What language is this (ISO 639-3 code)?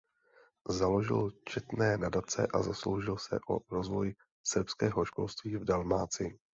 ces